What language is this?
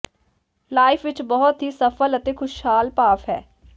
Punjabi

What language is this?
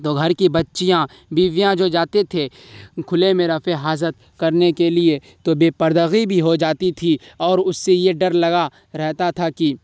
Urdu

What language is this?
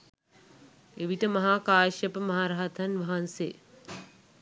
Sinhala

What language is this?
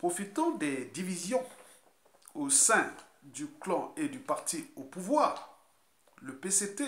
French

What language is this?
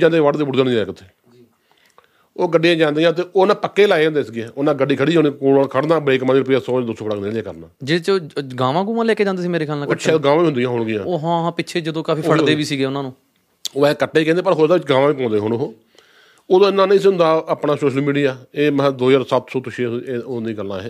Punjabi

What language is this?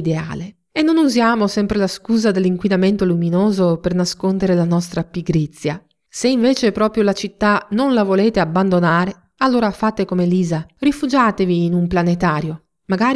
Italian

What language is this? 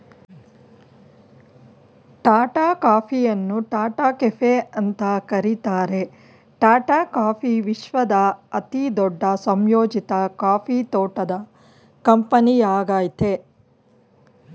Kannada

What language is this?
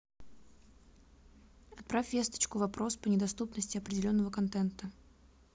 Russian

